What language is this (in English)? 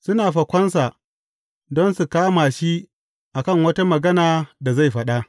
Hausa